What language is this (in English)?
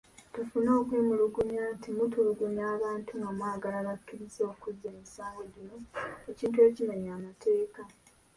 Ganda